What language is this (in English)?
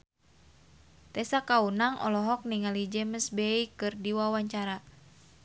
Sundanese